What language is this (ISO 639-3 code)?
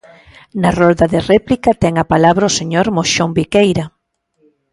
glg